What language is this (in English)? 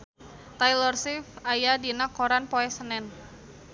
Sundanese